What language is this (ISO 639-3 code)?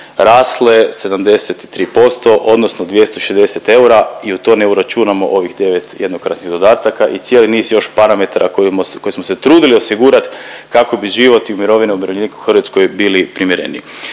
hrv